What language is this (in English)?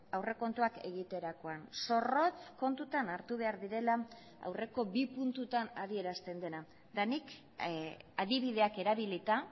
Basque